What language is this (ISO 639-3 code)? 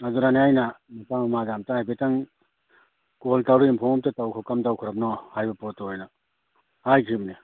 mni